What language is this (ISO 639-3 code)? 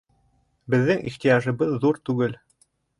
bak